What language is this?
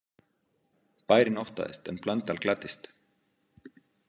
Icelandic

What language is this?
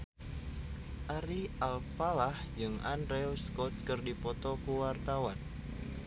Sundanese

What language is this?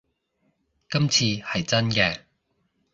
Cantonese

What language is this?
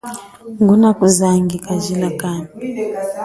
Chokwe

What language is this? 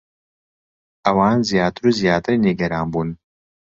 Central Kurdish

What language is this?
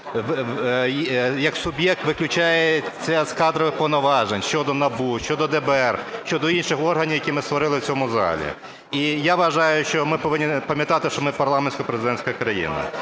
Ukrainian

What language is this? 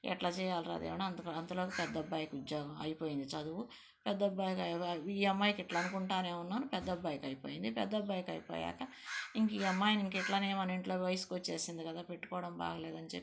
Telugu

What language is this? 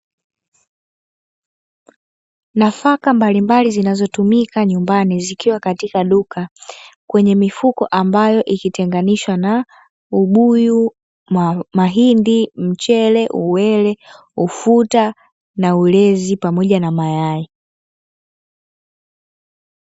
Swahili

